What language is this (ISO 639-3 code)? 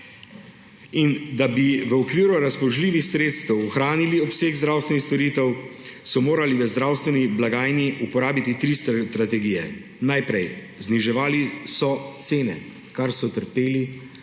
slv